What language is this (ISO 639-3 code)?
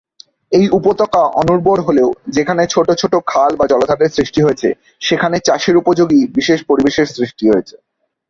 ben